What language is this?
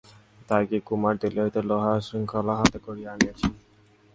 Bangla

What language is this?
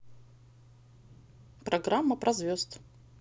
Russian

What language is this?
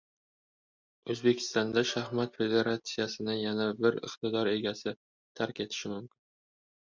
Uzbek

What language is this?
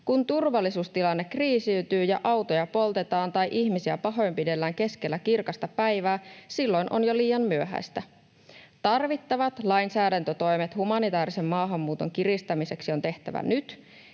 Finnish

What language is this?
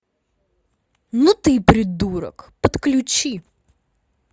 Russian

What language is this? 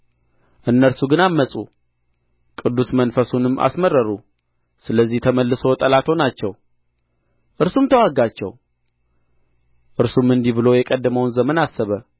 Amharic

